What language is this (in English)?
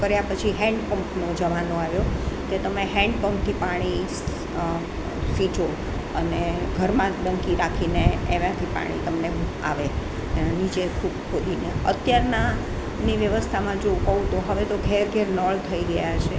Gujarati